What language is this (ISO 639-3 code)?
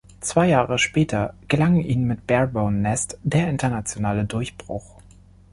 deu